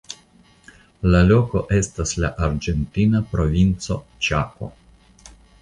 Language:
Esperanto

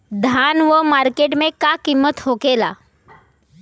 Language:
Bhojpuri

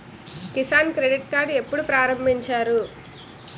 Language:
Telugu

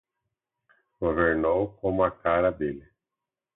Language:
Portuguese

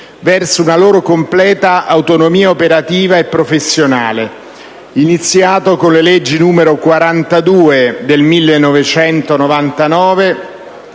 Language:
Italian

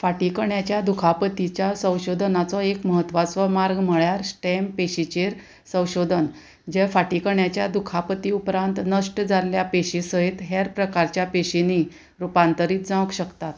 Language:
Konkani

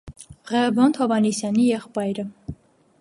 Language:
Armenian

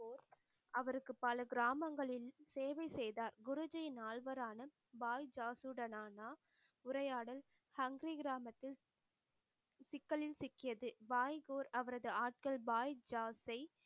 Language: Tamil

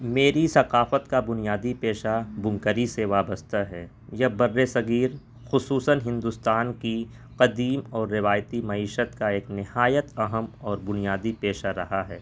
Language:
Urdu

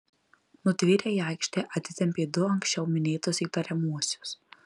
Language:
Lithuanian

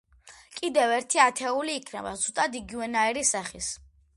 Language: Georgian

